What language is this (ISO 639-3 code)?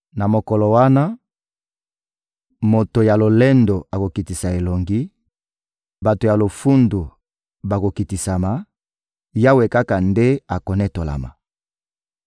lin